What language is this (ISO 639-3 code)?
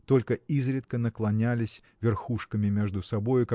rus